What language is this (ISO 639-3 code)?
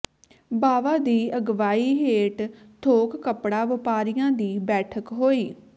pan